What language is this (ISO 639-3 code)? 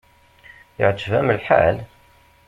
kab